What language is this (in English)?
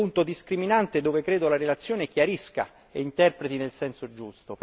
Italian